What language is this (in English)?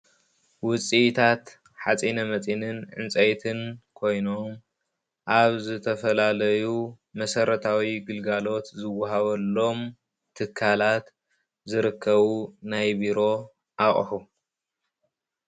Tigrinya